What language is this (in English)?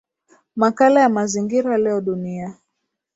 Swahili